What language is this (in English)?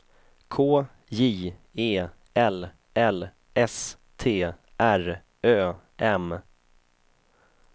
Swedish